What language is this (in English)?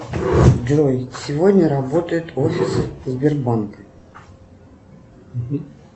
Russian